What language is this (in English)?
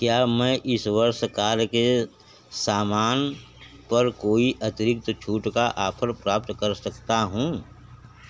Hindi